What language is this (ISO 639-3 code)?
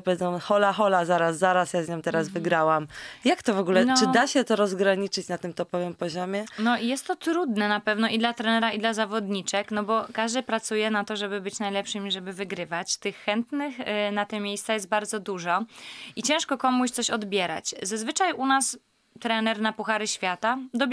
pol